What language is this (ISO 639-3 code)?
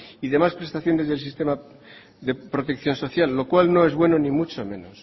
spa